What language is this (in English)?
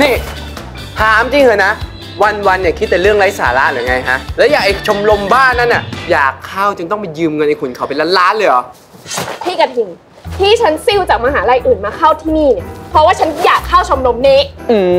Thai